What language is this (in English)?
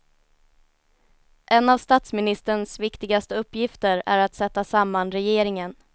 Swedish